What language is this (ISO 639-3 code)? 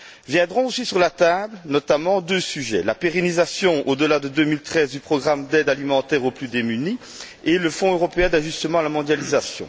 fra